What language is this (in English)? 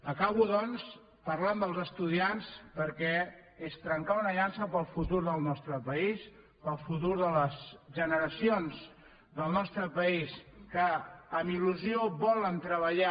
Catalan